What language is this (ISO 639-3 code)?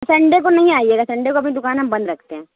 urd